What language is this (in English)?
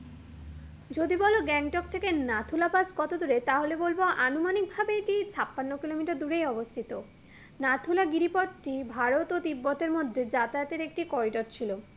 Bangla